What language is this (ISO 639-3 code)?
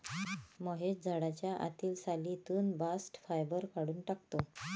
mar